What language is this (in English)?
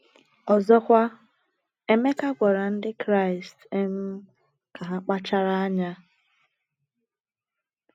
Igbo